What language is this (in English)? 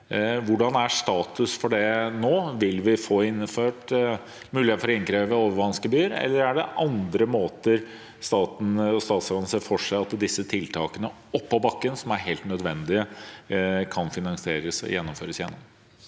Norwegian